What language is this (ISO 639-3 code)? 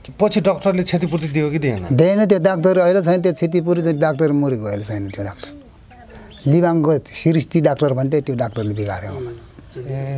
ron